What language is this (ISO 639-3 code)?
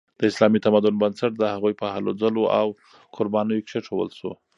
pus